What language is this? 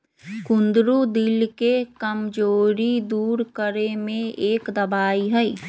Magahi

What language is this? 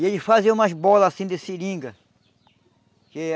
Portuguese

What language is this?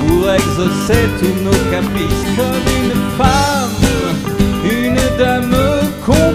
Dutch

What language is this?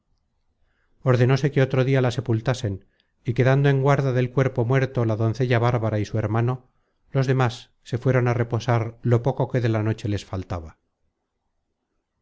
Spanish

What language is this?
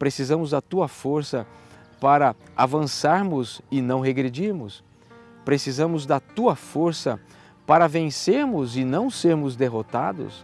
Portuguese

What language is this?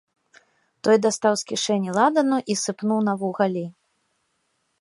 Belarusian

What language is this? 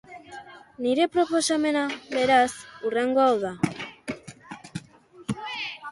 Basque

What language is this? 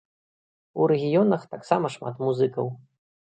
Belarusian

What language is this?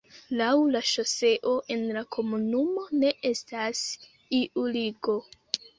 Esperanto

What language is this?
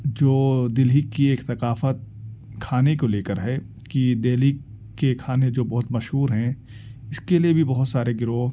Urdu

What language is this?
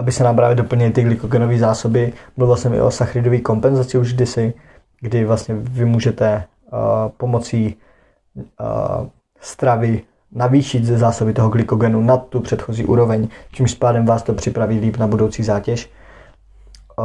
Czech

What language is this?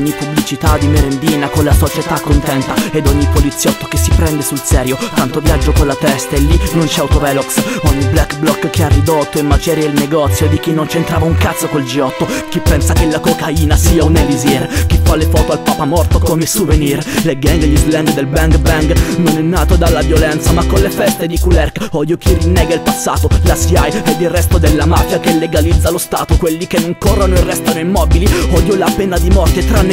Italian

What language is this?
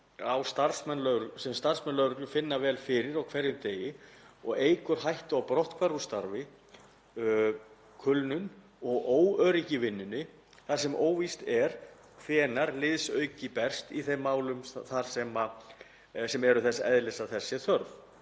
Icelandic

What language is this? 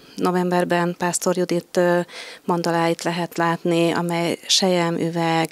Hungarian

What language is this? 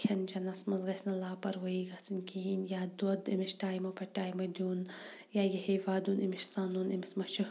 Kashmiri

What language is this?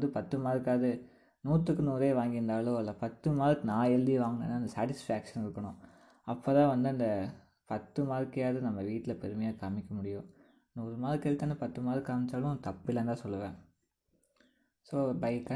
Tamil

